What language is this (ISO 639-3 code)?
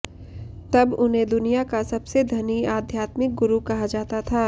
hin